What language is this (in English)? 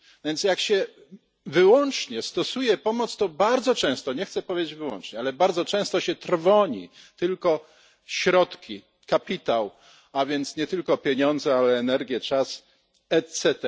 Polish